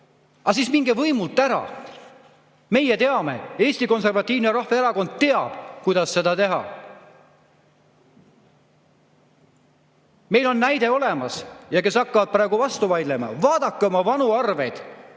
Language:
Estonian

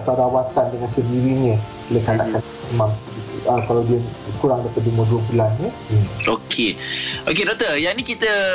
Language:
Malay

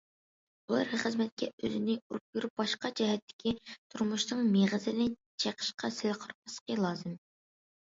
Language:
Uyghur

